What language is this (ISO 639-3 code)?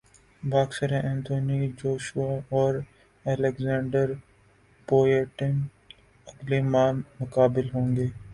urd